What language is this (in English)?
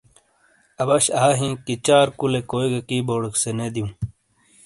Shina